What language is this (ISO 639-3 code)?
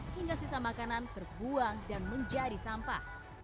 ind